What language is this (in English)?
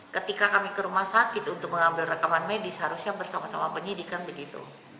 Indonesian